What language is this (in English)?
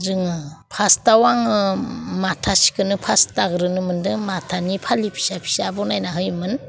Bodo